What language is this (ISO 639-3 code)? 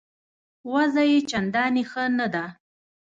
pus